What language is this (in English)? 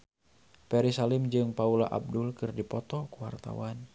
Sundanese